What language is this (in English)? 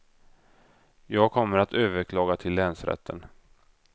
Swedish